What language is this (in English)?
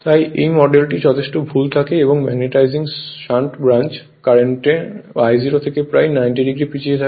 Bangla